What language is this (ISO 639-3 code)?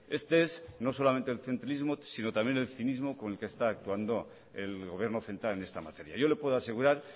spa